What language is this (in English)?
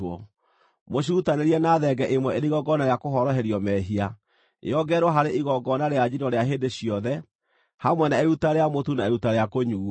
Kikuyu